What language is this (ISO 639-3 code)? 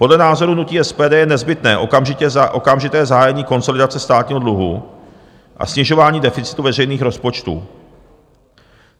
ces